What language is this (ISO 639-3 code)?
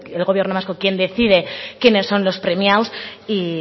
spa